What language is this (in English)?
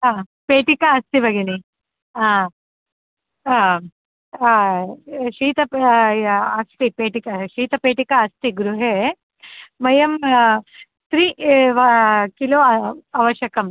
Sanskrit